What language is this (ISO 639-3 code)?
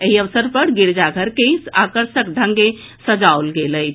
mai